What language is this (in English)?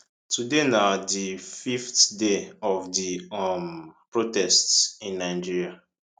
Nigerian Pidgin